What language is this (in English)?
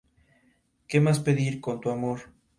Spanish